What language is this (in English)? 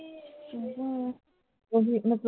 Punjabi